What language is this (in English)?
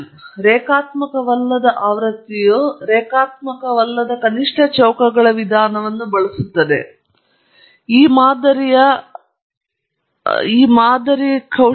Kannada